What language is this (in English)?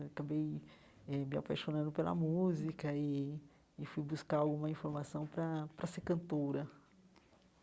Portuguese